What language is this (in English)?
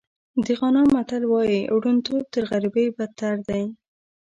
Pashto